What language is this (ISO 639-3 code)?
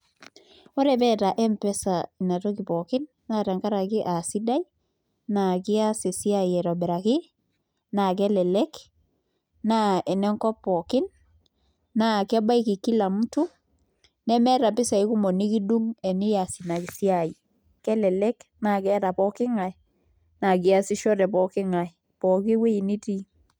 mas